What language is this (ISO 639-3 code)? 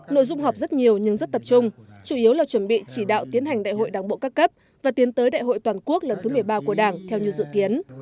vie